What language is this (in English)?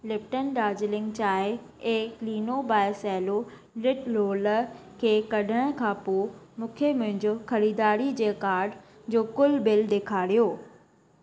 Sindhi